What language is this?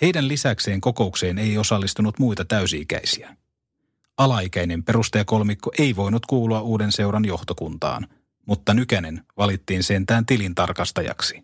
Finnish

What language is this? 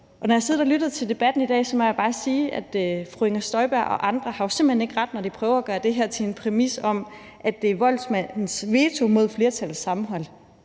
Danish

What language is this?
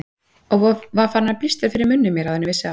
Icelandic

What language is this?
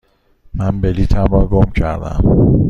Persian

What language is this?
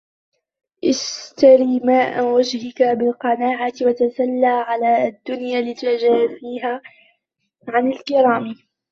Arabic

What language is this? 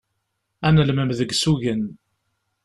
Kabyle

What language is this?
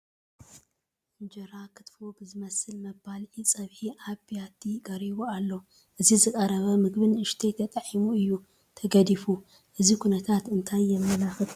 Tigrinya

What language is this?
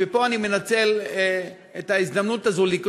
Hebrew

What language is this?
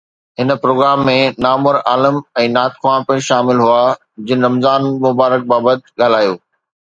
Sindhi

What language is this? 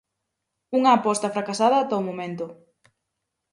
Galician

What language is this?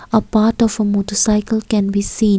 English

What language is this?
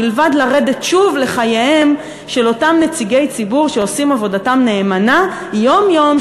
Hebrew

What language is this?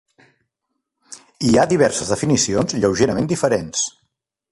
Catalan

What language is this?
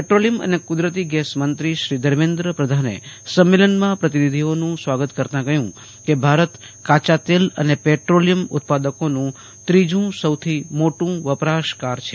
Gujarati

